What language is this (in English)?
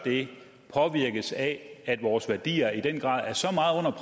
Danish